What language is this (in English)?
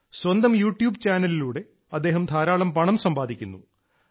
Malayalam